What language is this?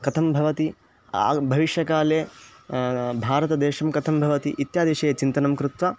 Sanskrit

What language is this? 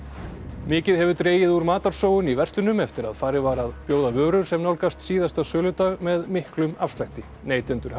Icelandic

